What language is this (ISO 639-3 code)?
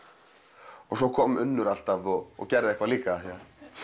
isl